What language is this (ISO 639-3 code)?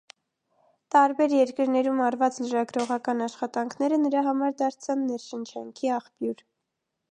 hye